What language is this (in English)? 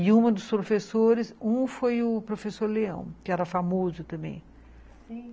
Portuguese